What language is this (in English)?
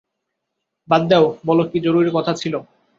Bangla